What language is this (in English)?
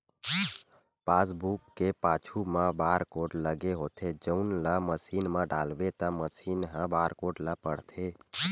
Chhattisgarhi